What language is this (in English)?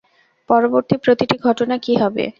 Bangla